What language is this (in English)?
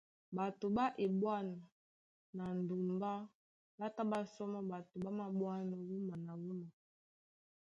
Duala